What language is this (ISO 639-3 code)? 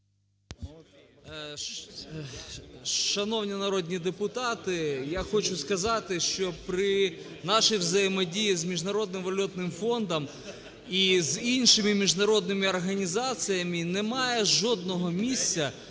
ukr